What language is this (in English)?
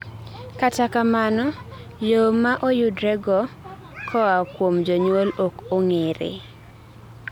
Luo (Kenya and Tanzania)